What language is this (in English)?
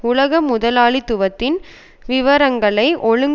Tamil